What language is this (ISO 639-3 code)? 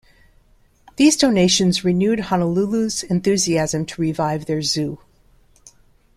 eng